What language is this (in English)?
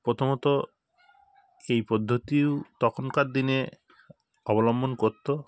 Bangla